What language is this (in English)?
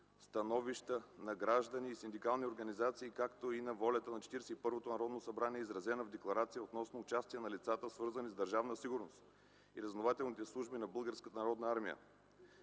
Bulgarian